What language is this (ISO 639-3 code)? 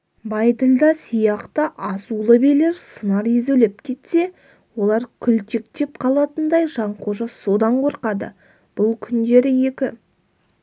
kaz